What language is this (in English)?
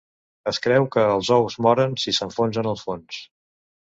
Catalan